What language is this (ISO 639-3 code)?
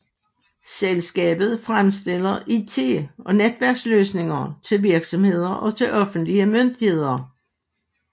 dan